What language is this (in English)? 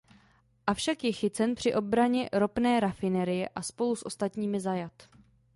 Czech